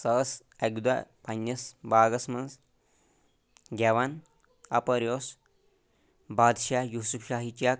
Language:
Kashmiri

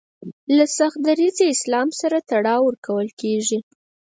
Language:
Pashto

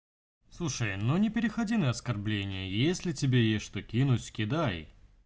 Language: Russian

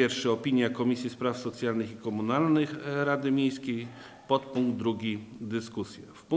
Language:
Polish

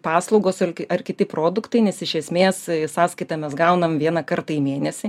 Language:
Lithuanian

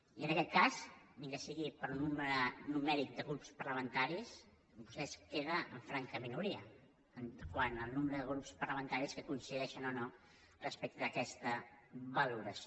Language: Catalan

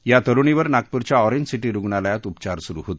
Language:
Marathi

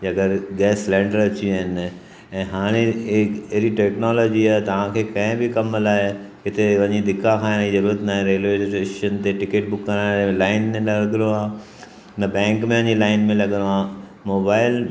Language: Sindhi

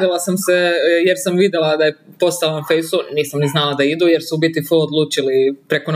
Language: Croatian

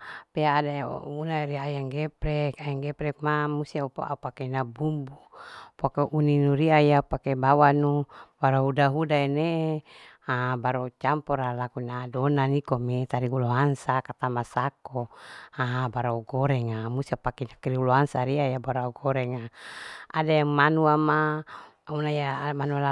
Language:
Larike-Wakasihu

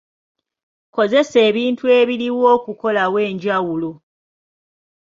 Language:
Ganda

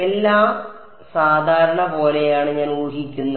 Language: Malayalam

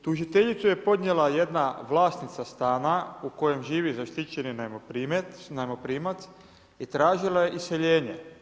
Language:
Croatian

